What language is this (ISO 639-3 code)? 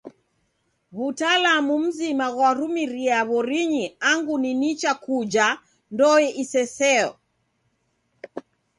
dav